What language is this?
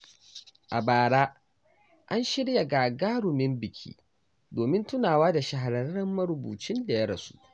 Hausa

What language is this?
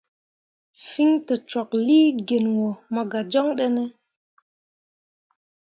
Mundang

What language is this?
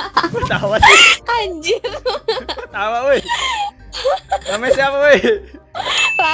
Indonesian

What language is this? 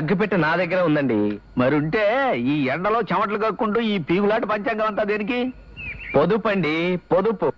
Telugu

